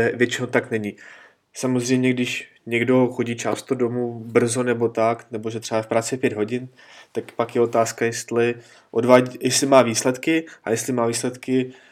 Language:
Czech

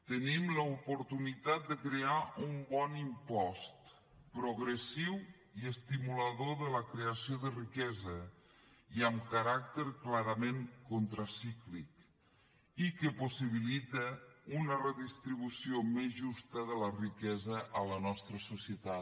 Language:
Catalan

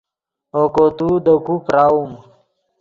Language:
Yidgha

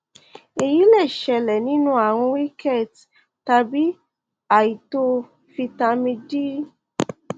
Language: Yoruba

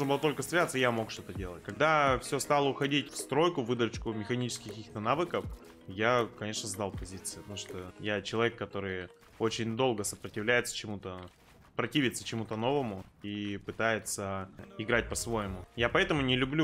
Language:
Russian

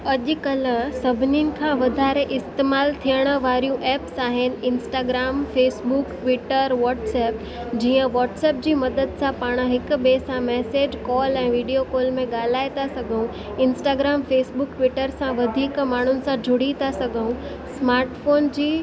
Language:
Sindhi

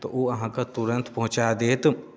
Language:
Maithili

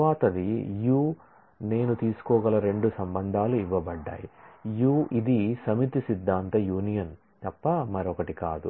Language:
Telugu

